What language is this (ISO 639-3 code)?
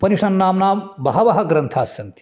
san